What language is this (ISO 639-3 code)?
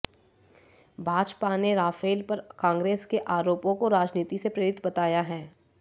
hin